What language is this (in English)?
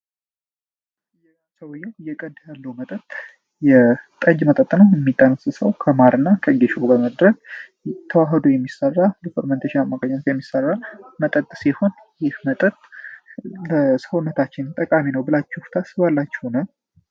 Amharic